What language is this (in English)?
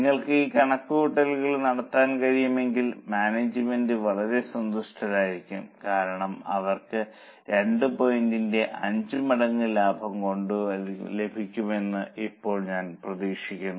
Malayalam